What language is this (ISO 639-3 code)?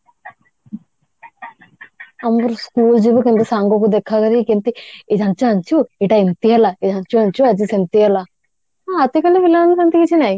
ori